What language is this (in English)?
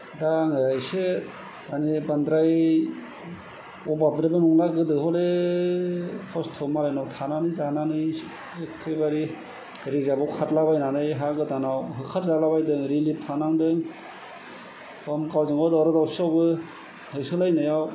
Bodo